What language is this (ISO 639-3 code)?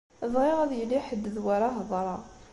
kab